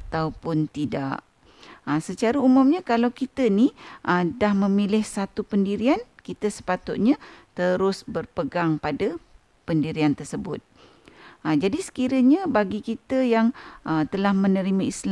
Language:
Malay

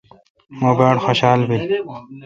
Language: Kalkoti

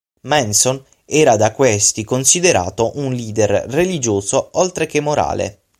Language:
Italian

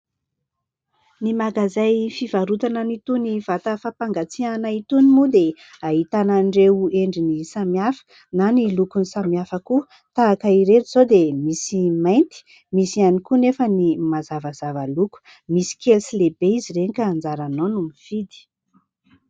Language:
Malagasy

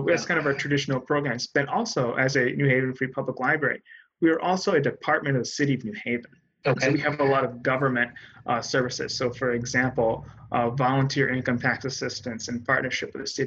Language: English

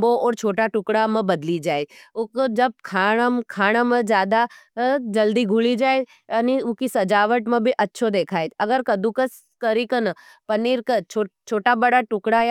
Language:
Nimadi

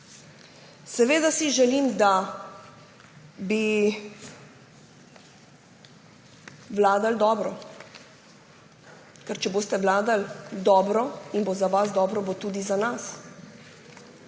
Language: Slovenian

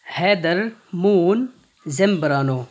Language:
Urdu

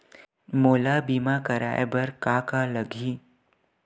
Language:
Chhattisgarhi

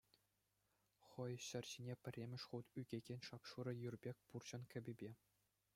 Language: Chuvash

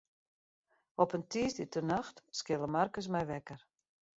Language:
Western Frisian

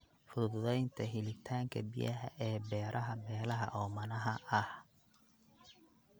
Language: Somali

